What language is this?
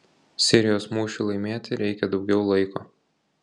Lithuanian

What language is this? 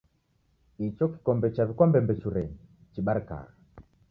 Taita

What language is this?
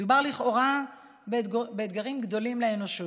Hebrew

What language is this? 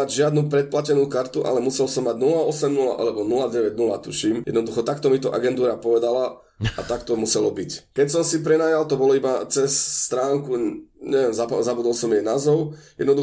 Slovak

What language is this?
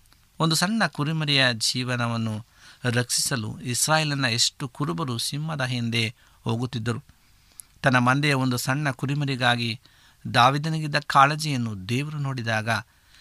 Kannada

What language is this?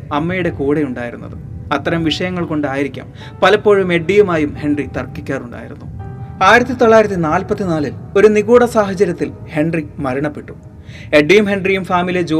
Malayalam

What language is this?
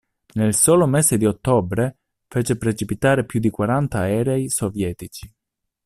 Italian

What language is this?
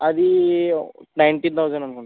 Telugu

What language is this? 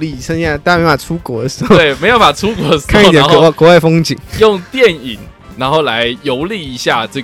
Chinese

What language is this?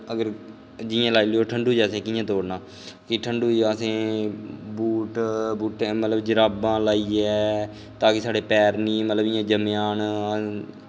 Dogri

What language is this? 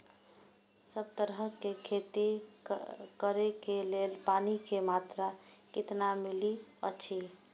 Maithili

